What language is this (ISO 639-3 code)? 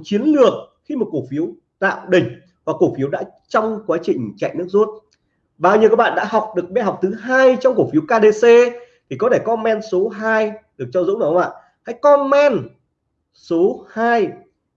vie